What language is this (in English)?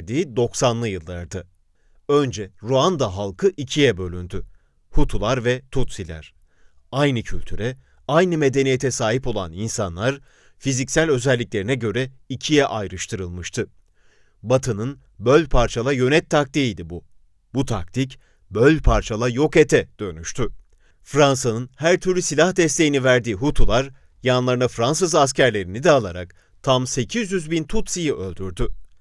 Turkish